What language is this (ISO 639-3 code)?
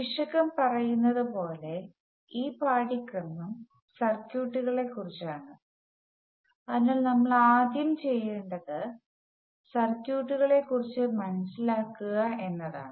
mal